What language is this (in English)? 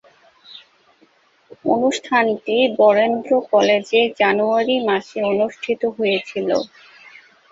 Bangla